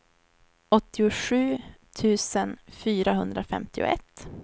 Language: Swedish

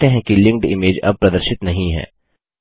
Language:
Hindi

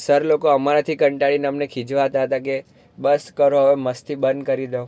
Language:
Gujarati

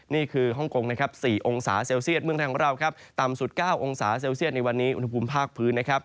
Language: Thai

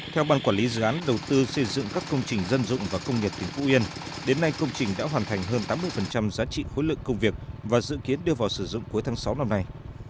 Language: Vietnamese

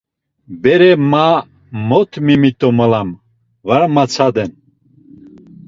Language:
Laz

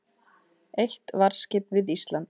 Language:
Icelandic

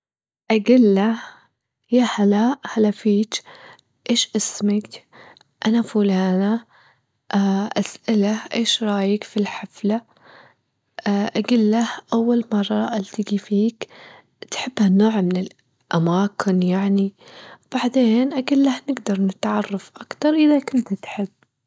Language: Gulf Arabic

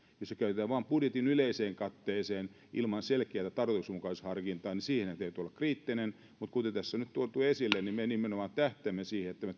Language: Finnish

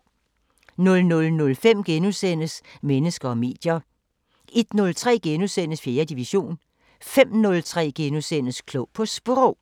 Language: Danish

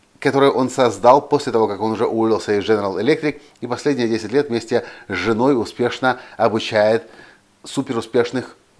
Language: Russian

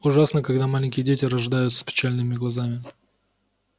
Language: Russian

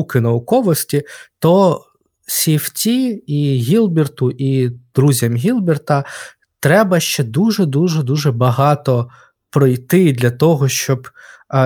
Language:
Ukrainian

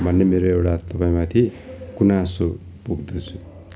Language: Nepali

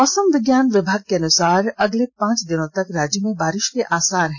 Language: Hindi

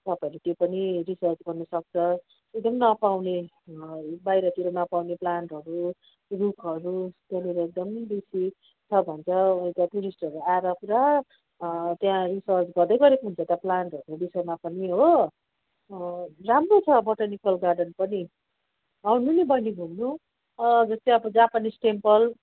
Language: Nepali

